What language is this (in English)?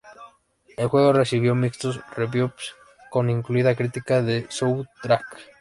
Spanish